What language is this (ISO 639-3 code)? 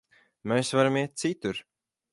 lav